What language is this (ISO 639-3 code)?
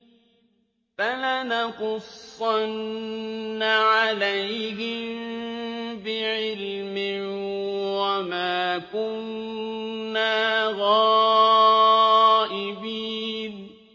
ara